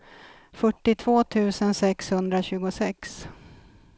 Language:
Swedish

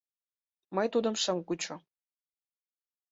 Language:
Mari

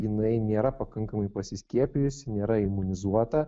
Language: Lithuanian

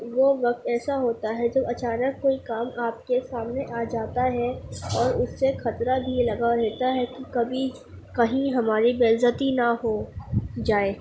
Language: Urdu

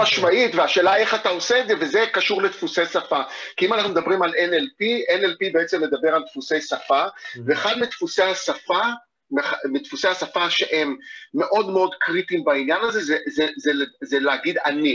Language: Hebrew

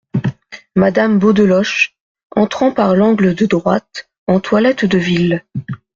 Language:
French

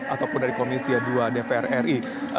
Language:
Indonesian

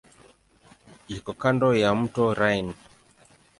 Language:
Swahili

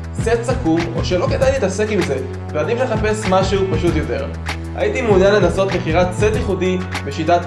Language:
Hebrew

